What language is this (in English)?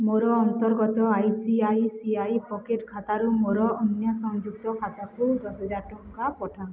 Odia